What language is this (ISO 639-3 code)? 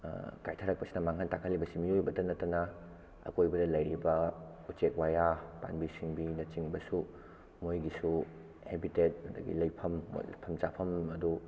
mni